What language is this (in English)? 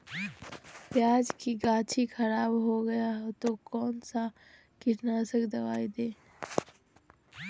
Magahi